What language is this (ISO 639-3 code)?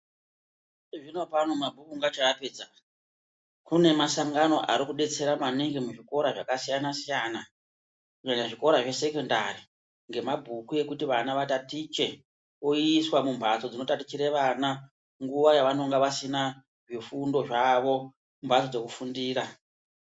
ndc